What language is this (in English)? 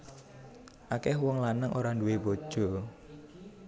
Javanese